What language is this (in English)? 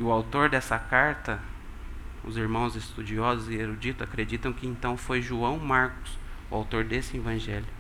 Portuguese